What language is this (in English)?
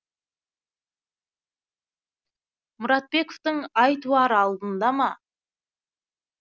Kazakh